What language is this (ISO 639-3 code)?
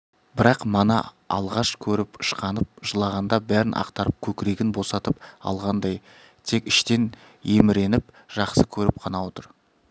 kaz